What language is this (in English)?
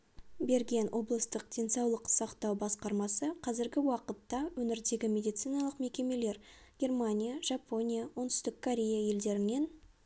Kazakh